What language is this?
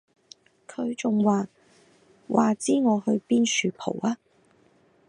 Cantonese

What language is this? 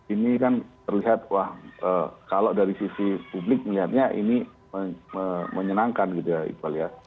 Indonesian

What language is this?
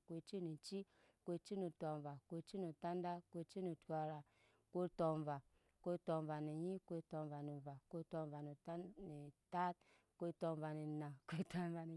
Nyankpa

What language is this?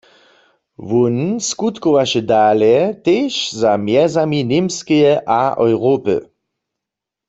Upper Sorbian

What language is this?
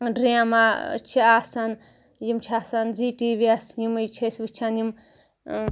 Kashmiri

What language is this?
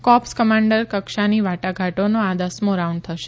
Gujarati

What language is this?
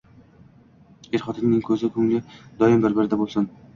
Uzbek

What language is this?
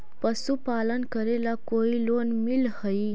Magahi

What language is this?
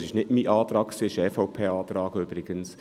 Swiss German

